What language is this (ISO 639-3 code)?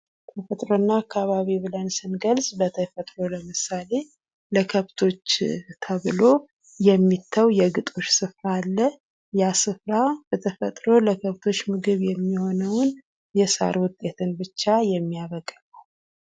amh